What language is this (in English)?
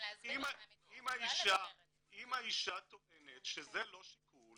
Hebrew